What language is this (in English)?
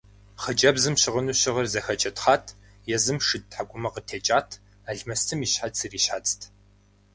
Kabardian